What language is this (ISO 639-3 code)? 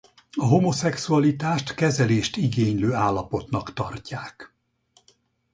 hun